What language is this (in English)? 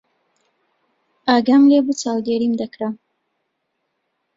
Central Kurdish